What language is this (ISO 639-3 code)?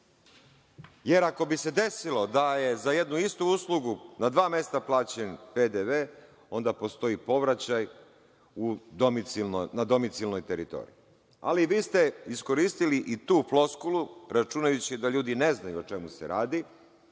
srp